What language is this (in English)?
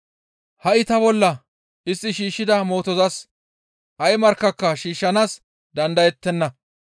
Gamo